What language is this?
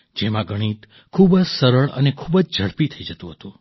Gujarati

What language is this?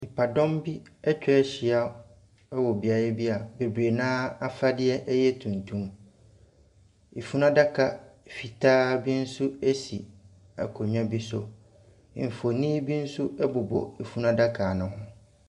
Akan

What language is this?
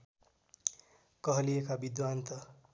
Nepali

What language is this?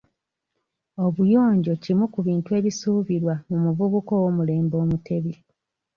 Ganda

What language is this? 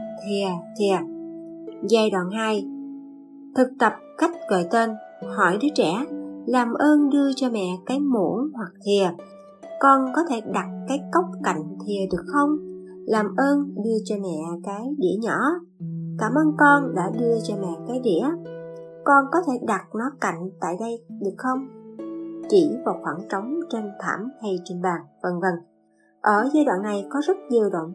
Vietnamese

